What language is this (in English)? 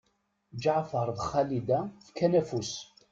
Kabyle